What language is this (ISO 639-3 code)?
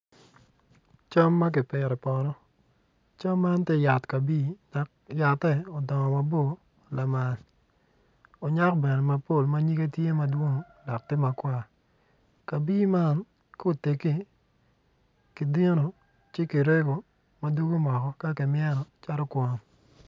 ach